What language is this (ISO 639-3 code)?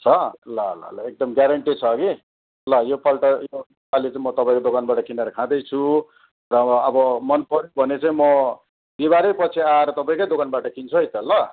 nep